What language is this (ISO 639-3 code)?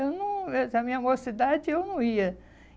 por